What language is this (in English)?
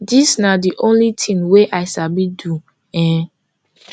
Nigerian Pidgin